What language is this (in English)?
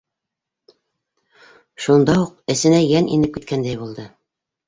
Bashkir